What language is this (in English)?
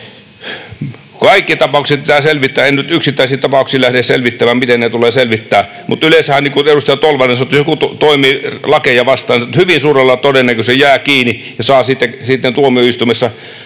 Finnish